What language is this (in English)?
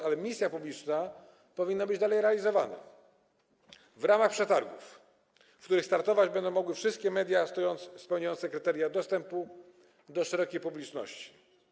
Polish